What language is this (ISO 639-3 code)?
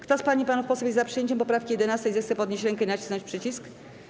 pol